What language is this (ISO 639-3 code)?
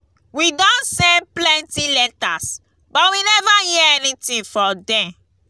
pcm